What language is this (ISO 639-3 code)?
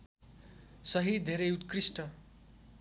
nep